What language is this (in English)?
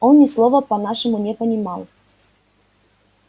Russian